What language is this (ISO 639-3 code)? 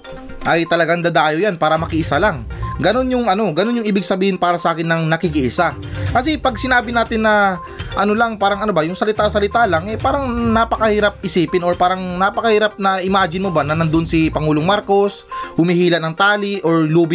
fil